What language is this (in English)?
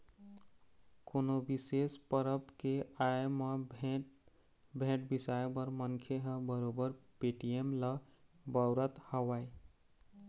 Chhattisgarhi